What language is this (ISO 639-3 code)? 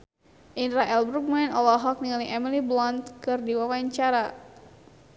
sun